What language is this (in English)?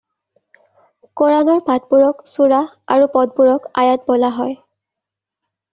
Assamese